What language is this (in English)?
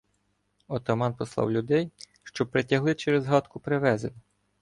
Ukrainian